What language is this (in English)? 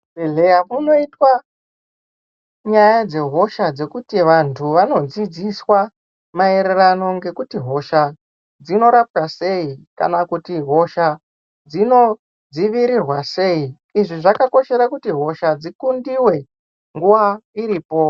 Ndau